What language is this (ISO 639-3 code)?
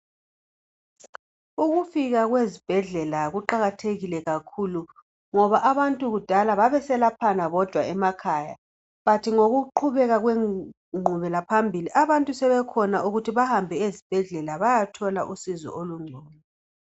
nde